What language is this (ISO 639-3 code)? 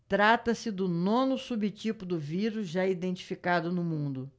por